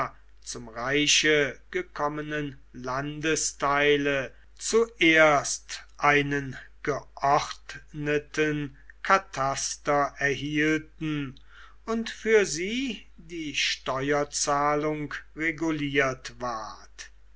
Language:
German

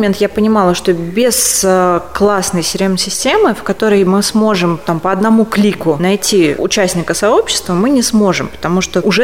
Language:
Russian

